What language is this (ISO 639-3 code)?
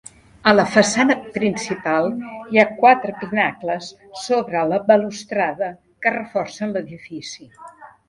cat